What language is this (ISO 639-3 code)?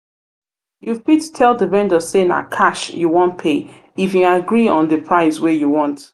pcm